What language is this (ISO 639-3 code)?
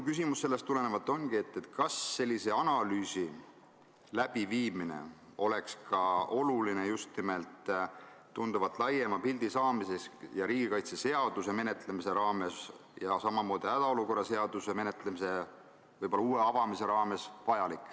est